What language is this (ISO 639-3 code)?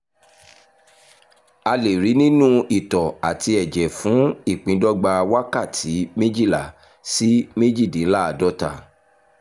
yor